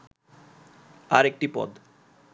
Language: Bangla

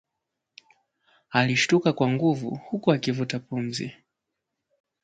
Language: Swahili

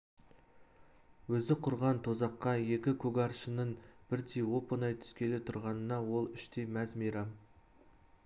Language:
Kazakh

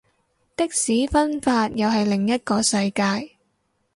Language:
Cantonese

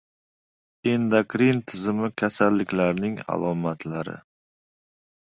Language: Uzbek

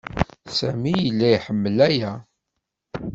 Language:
Kabyle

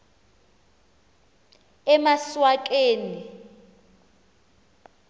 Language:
Xhosa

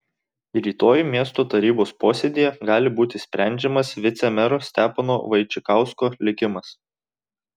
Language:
Lithuanian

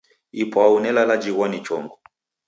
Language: Taita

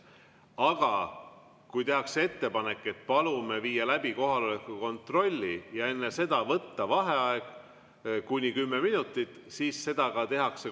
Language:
Estonian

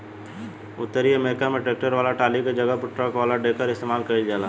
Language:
Bhojpuri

